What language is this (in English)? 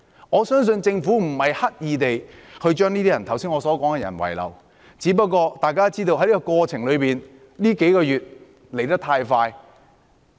Cantonese